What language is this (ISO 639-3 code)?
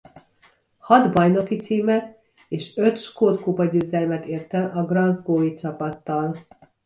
hun